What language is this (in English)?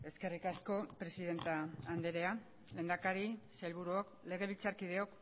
Basque